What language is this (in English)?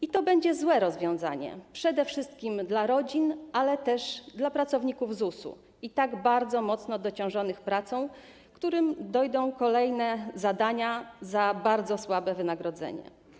Polish